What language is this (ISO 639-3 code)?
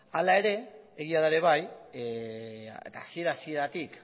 eus